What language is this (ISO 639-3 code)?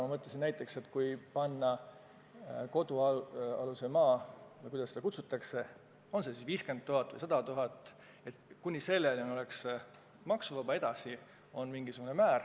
est